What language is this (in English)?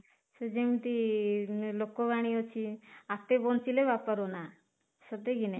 Odia